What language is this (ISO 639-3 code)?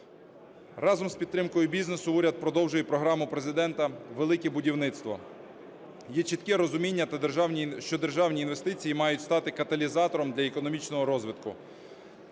ukr